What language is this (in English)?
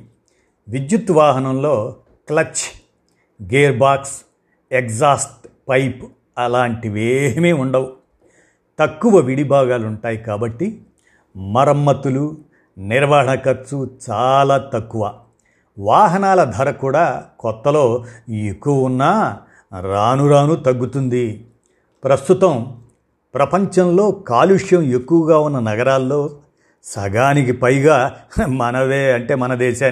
Telugu